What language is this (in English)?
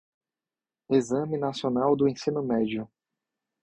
Portuguese